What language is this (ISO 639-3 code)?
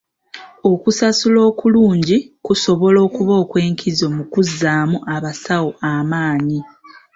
lug